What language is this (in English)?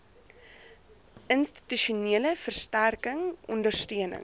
Afrikaans